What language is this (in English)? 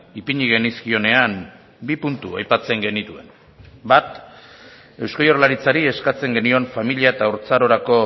Basque